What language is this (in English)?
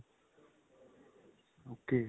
Punjabi